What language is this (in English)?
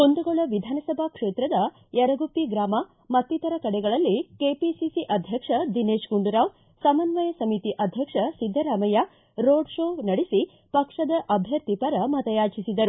Kannada